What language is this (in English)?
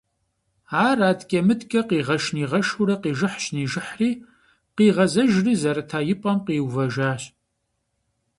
Kabardian